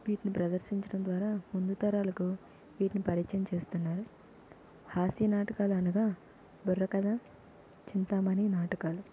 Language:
Telugu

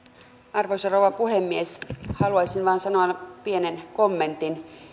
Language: Finnish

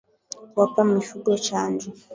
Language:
Swahili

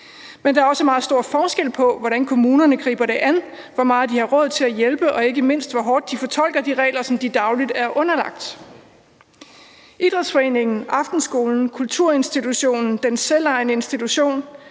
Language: Danish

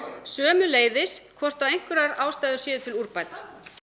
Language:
Icelandic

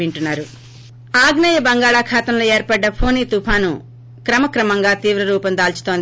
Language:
Telugu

